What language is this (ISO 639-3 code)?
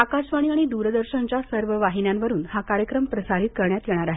mar